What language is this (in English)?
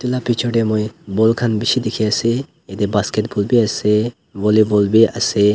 Naga Pidgin